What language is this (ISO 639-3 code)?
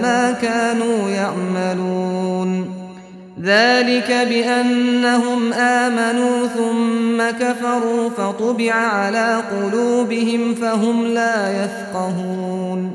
ara